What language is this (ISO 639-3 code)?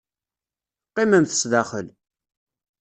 kab